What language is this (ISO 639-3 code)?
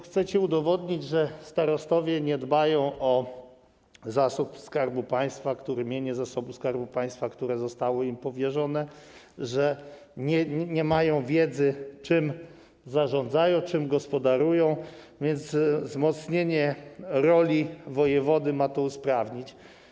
pol